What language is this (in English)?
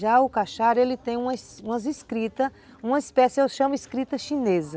Portuguese